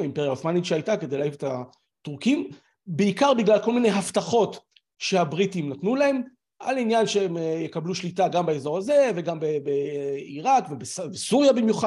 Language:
Hebrew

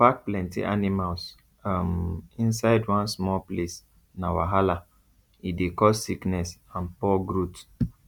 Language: Nigerian Pidgin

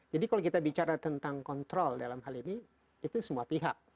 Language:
Indonesian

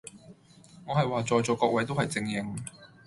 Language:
Cantonese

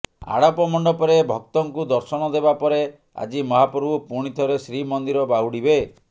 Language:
Odia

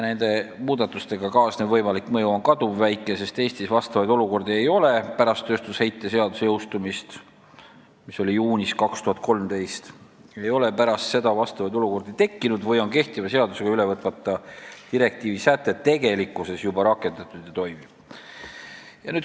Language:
Estonian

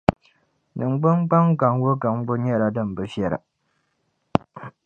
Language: Dagbani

